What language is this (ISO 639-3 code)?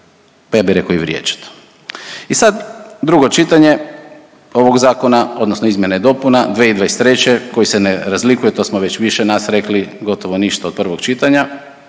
hrv